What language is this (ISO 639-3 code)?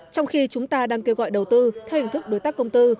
vie